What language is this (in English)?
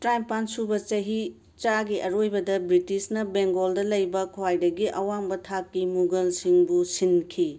Manipuri